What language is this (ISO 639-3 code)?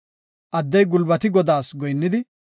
gof